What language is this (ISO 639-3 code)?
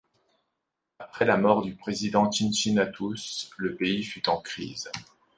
fra